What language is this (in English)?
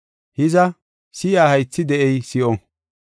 Gofa